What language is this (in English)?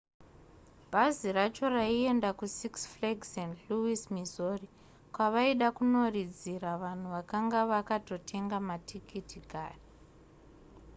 Shona